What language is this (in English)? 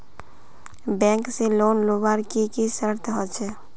Magahi